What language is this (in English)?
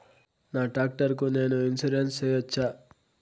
Telugu